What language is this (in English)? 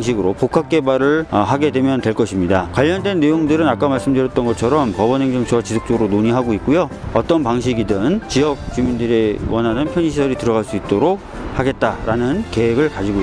Korean